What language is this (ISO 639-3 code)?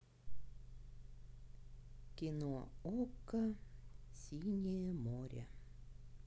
rus